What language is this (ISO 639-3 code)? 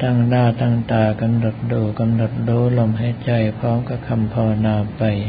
tha